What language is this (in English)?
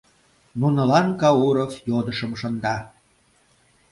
Mari